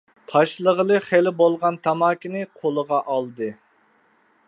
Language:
Uyghur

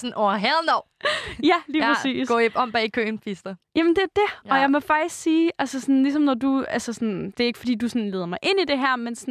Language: Danish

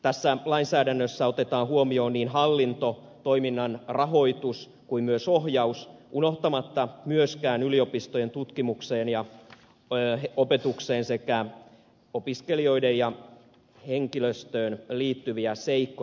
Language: Finnish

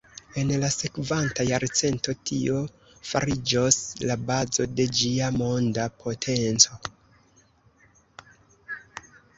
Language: Esperanto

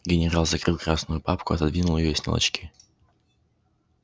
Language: Russian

